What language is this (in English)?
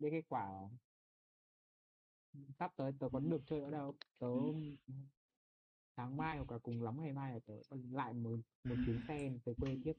Vietnamese